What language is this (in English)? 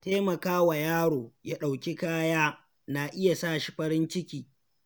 Hausa